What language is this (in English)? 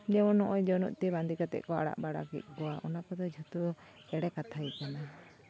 Santali